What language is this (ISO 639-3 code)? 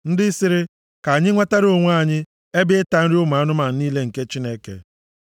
ibo